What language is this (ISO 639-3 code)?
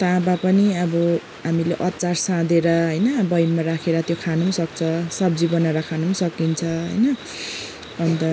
nep